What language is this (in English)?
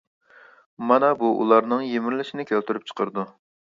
Uyghur